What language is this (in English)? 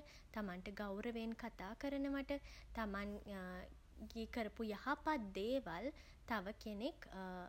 Sinhala